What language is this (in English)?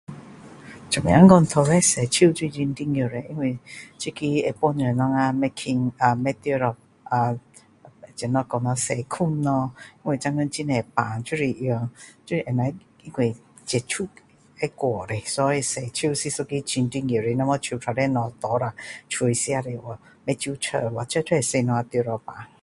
Min Dong Chinese